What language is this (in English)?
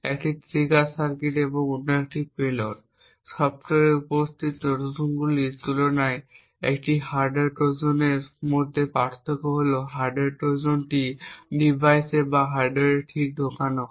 Bangla